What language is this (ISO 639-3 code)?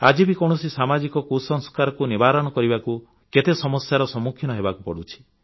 ori